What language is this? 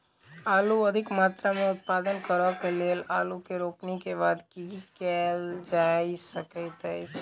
Maithili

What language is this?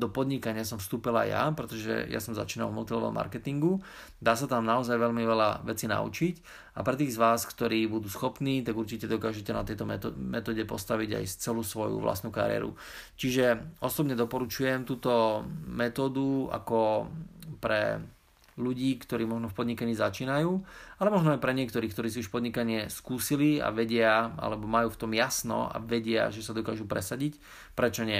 Slovak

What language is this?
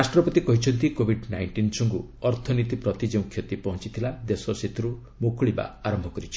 Odia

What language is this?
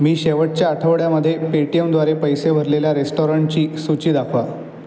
Marathi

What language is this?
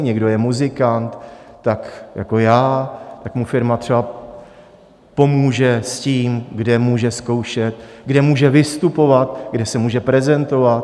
Czech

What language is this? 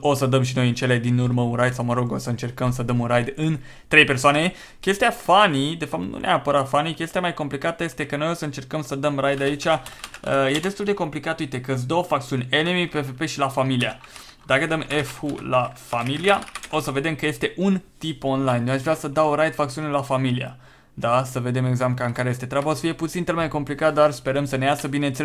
Romanian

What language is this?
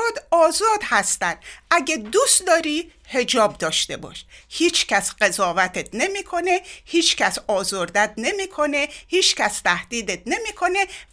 Persian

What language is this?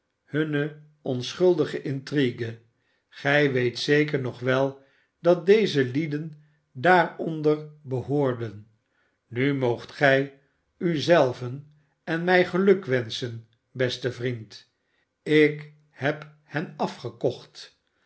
Dutch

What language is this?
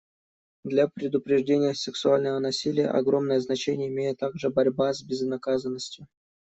Russian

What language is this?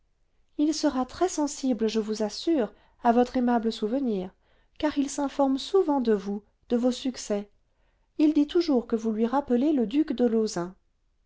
French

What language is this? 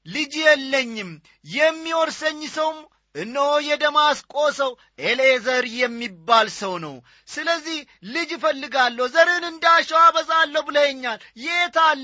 Amharic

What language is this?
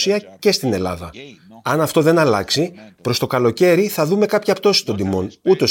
Greek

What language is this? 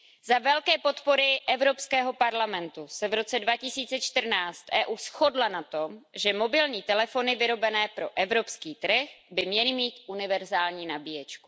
Czech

